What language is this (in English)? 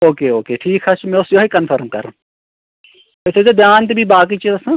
Kashmiri